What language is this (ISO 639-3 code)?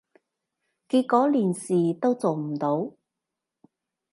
yue